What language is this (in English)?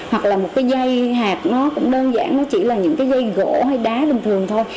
Vietnamese